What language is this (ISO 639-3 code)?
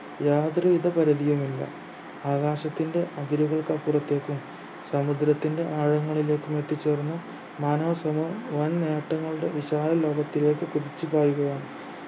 mal